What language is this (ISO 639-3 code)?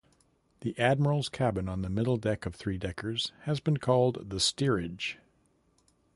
eng